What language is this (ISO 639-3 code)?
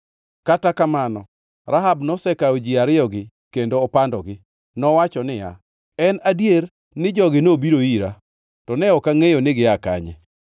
luo